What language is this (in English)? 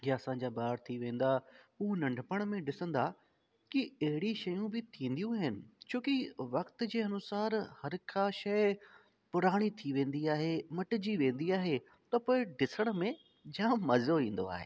Sindhi